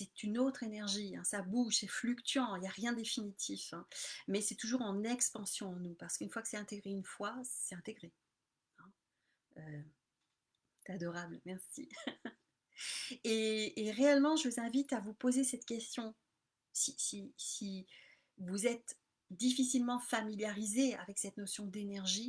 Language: French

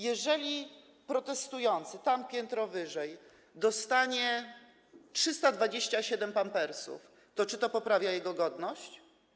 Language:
Polish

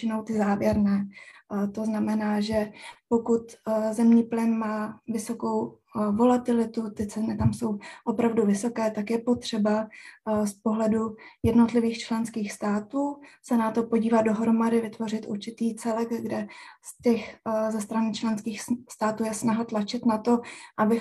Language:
Czech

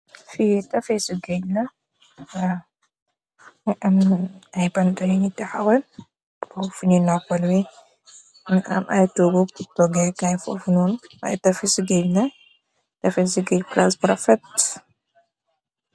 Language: Wolof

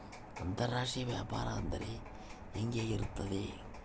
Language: Kannada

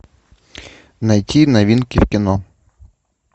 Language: Russian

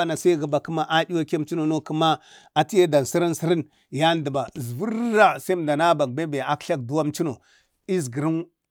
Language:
Bade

